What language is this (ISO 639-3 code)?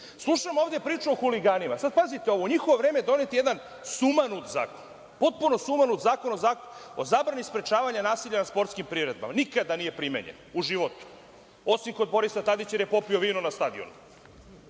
srp